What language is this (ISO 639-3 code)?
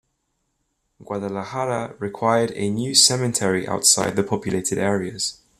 eng